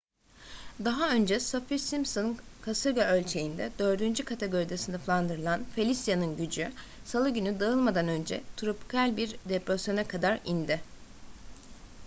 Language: Turkish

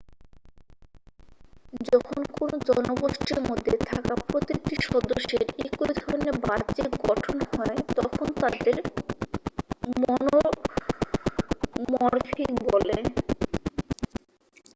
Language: Bangla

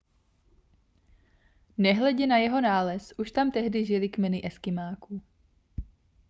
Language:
Czech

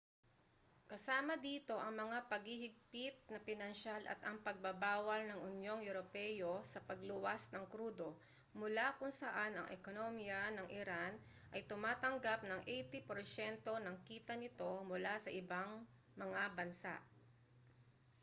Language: Filipino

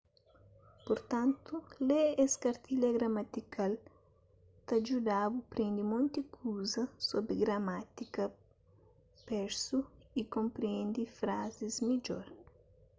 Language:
Kabuverdianu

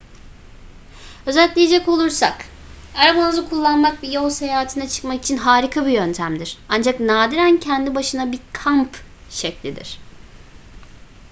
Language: Turkish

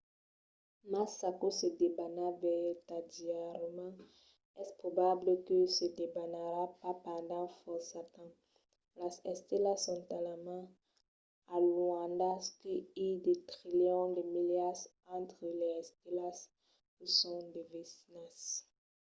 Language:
Occitan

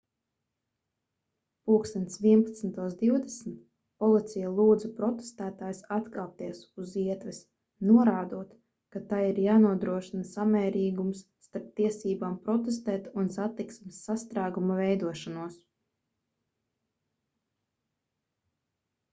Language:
Latvian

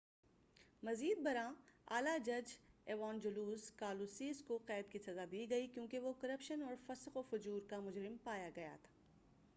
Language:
Urdu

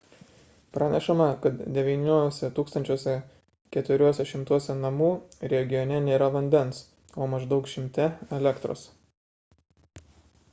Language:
Lithuanian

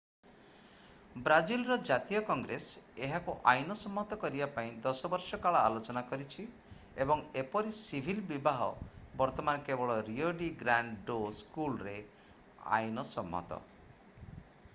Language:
Odia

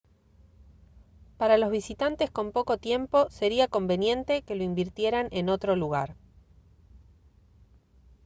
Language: Spanish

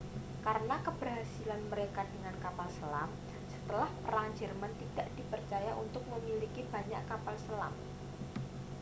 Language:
Indonesian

